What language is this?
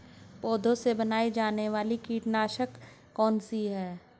Hindi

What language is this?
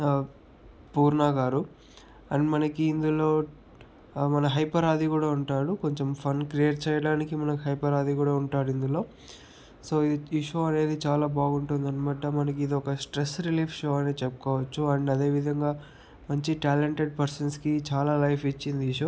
Telugu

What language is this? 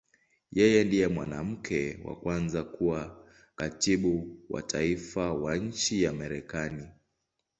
Swahili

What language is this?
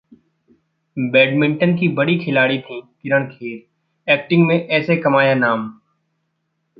Hindi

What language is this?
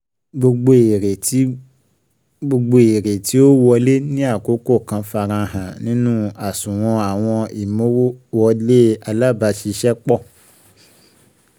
Yoruba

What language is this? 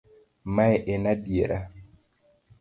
Luo (Kenya and Tanzania)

